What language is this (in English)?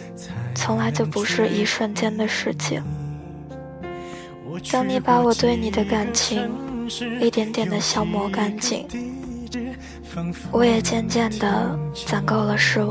Chinese